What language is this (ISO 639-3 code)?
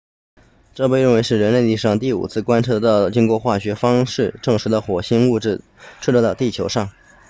zho